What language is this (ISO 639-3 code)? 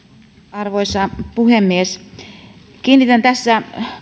fin